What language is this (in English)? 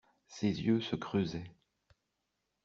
French